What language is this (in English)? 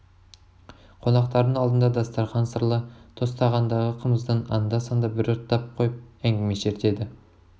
Kazakh